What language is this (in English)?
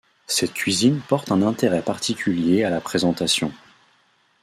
French